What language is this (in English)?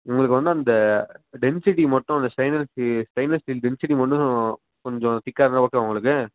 Tamil